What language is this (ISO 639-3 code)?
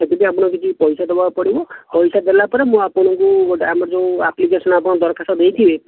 ori